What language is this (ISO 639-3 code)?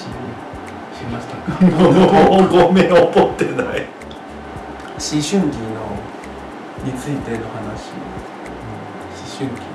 jpn